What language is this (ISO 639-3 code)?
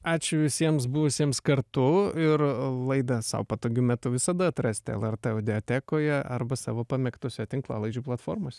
lit